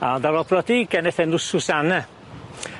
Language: Welsh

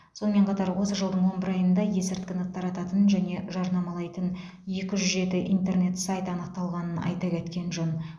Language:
Kazakh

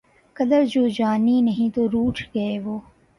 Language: Urdu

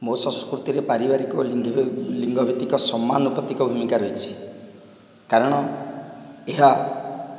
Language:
Odia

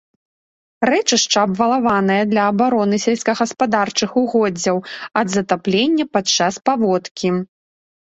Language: Belarusian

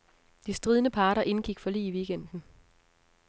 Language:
Danish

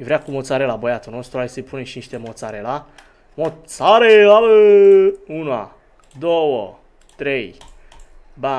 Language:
Romanian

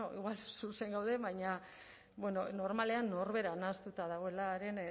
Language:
Basque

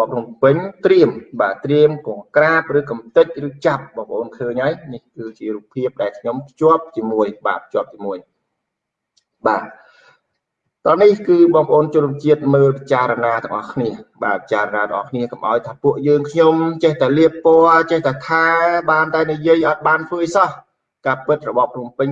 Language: Vietnamese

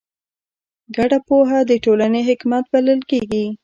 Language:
Pashto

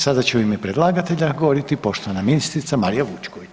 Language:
Croatian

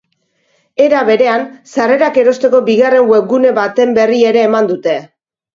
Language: Basque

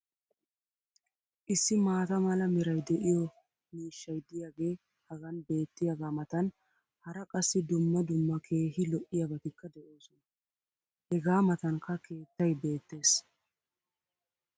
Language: Wolaytta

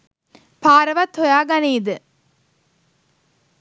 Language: Sinhala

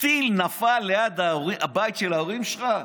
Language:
Hebrew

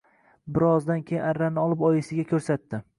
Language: Uzbek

